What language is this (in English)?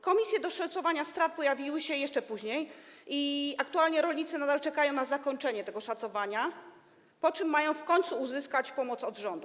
Polish